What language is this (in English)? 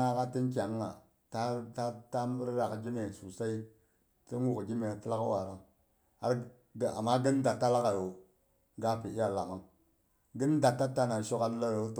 Boghom